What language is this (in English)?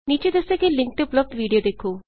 Punjabi